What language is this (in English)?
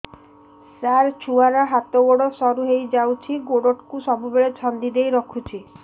Odia